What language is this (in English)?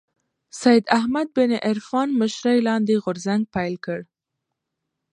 Pashto